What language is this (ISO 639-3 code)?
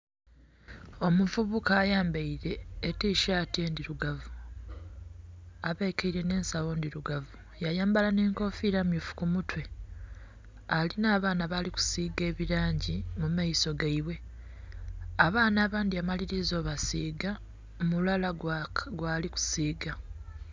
xog